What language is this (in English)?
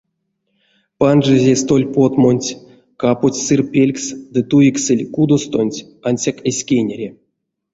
Erzya